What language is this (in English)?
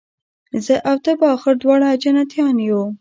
Pashto